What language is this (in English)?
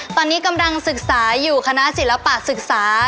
Thai